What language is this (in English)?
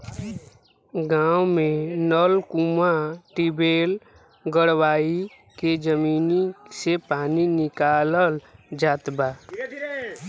Bhojpuri